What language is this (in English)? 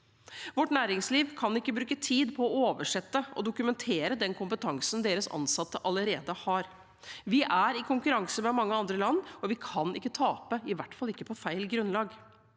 Norwegian